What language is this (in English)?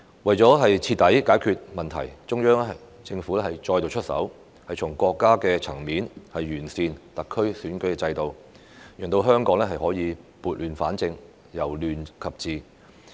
Cantonese